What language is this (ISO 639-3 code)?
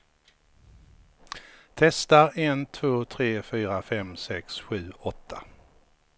swe